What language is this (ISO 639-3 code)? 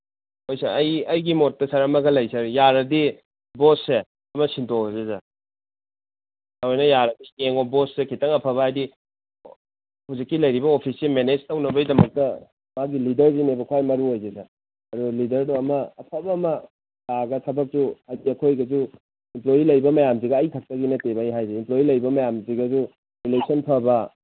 mni